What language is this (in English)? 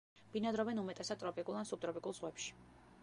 Georgian